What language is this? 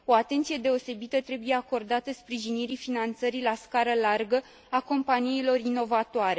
Romanian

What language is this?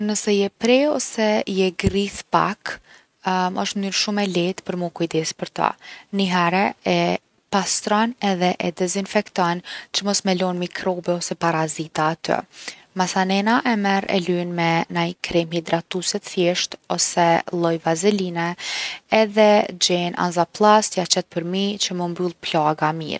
Gheg Albanian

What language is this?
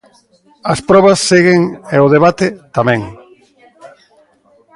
Galician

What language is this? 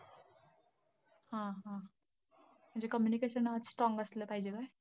Marathi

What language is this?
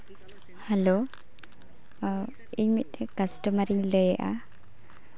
Santali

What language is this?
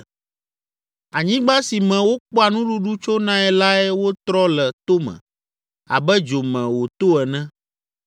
Ewe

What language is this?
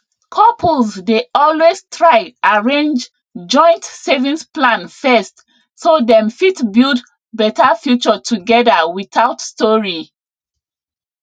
Nigerian Pidgin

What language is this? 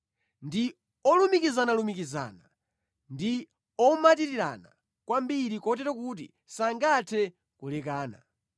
Nyanja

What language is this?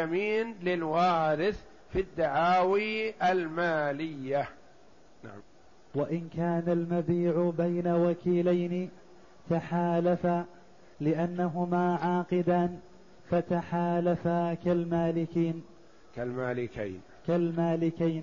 Arabic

